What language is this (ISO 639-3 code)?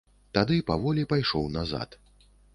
bel